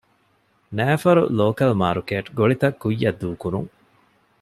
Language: Divehi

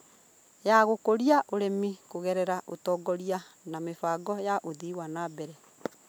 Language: Kikuyu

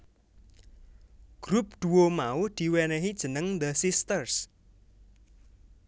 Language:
Javanese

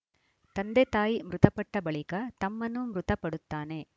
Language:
Kannada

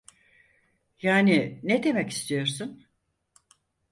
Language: Turkish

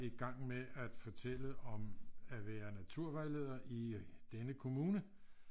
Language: Danish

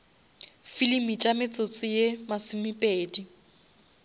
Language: Northern Sotho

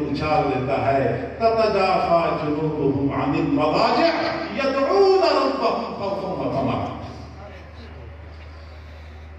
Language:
Romanian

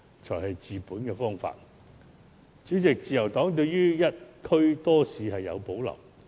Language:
Cantonese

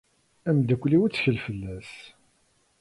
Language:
Kabyle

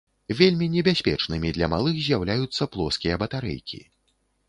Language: Belarusian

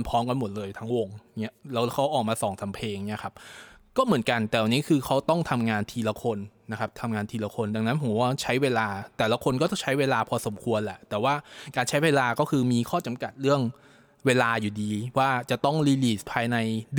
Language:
Thai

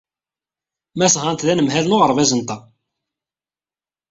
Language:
Kabyle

